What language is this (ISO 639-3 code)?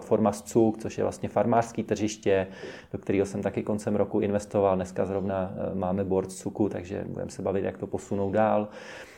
ces